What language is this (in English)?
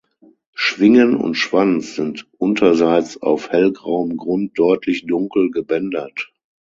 German